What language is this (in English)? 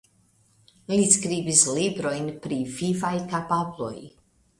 Esperanto